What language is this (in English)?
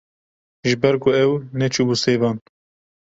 Kurdish